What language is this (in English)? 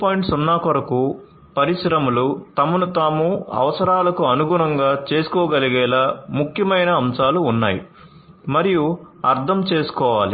Telugu